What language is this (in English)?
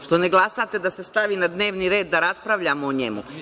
Serbian